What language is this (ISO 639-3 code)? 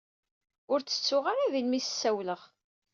kab